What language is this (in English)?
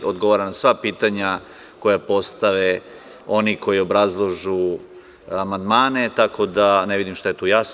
Serbian